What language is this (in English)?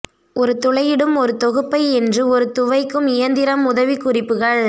Tamil